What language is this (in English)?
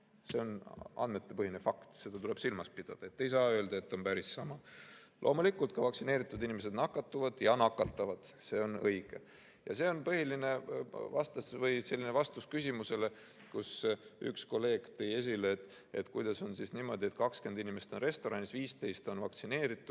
Estonian